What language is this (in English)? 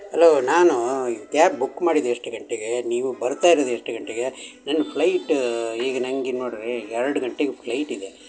Kannada